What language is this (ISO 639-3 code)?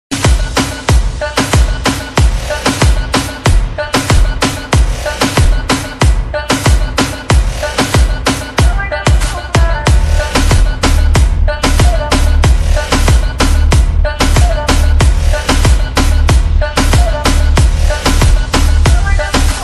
ara